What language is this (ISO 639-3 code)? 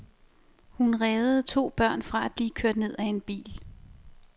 dan